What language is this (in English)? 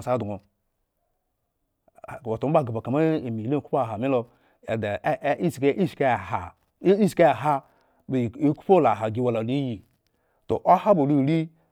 Eggon